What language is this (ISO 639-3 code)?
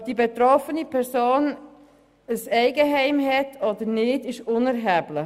gsw